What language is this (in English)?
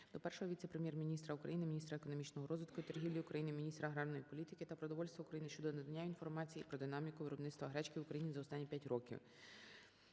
Ukrainian